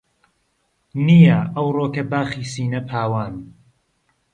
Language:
Central Kurdish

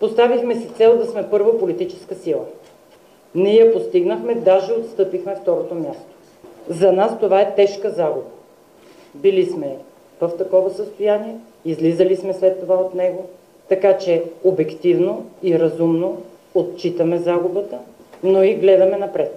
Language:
Bulgarian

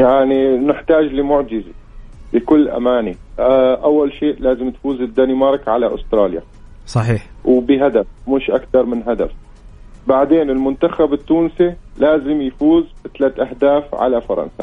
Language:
Arabic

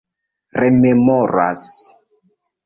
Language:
Esperanto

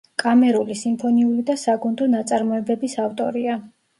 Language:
Georgian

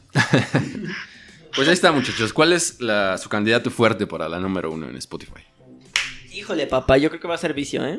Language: Spanish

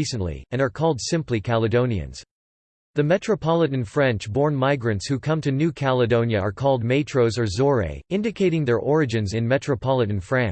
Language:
English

